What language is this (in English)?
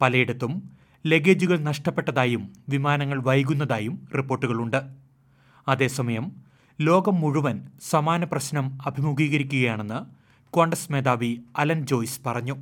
Malayalam